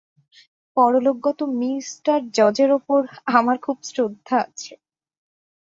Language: Bangla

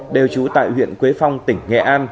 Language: Vietnamese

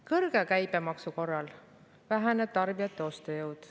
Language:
Estonian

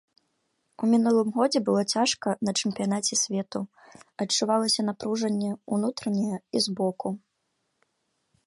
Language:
Belarusian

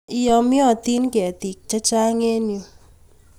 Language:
Kalenjin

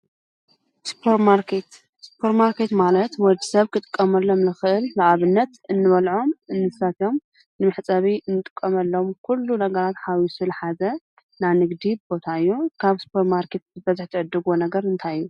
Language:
Tigrinya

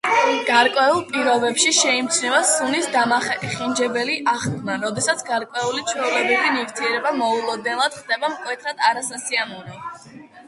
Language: Georgian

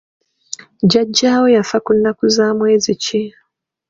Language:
Ganda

